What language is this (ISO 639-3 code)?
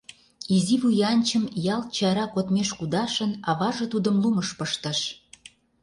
chm